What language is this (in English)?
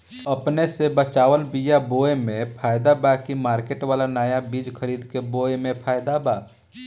Bhojpuri